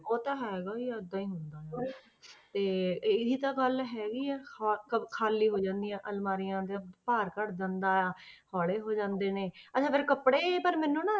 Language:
Punjabi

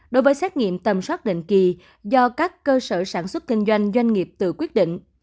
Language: Vietnamese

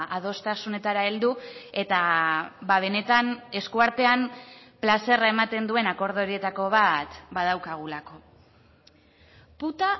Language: Basque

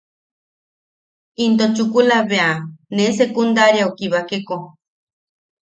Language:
Yaqui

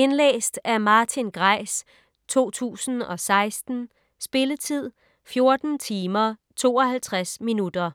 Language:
Danish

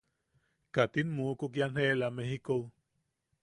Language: Yaqui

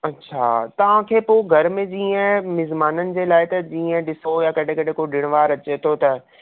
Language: Sindhi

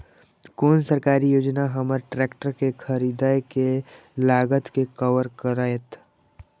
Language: Maithili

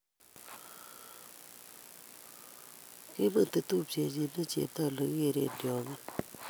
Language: Kalenjin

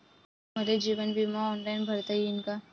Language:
Marathi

